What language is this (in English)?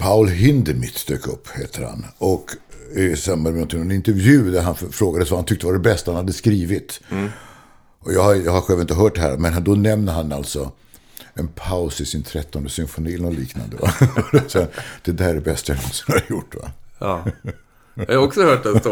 Swedish